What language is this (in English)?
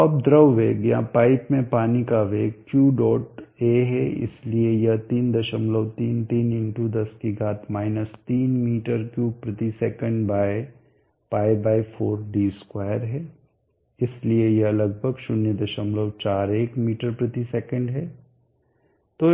Hindi